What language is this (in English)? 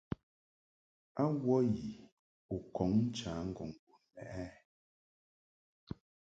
Mungaka